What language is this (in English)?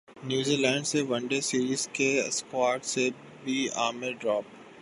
Urdu